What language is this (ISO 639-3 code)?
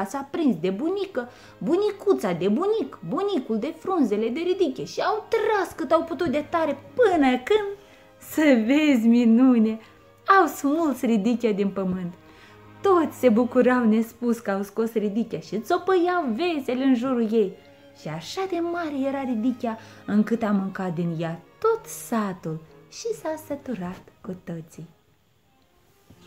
ron